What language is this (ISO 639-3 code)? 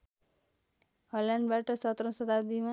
nep